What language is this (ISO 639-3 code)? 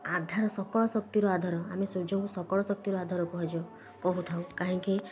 ori